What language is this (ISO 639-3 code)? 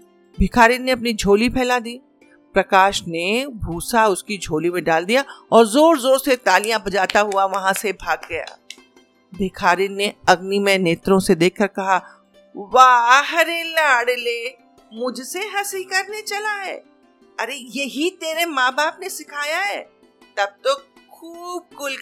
hin